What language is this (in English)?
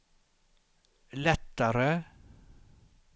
Swedish